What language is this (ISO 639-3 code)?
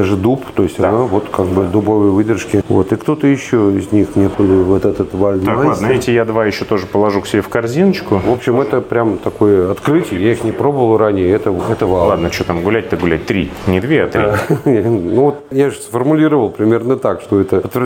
rus